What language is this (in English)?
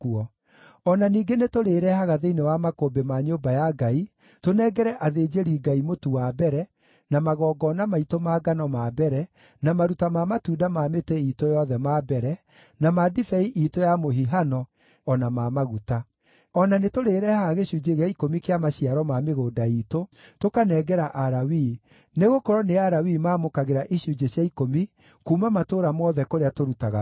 Kikuyu